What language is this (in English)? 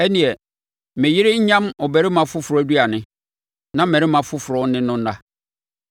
Akan